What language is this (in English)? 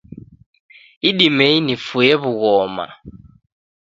Taita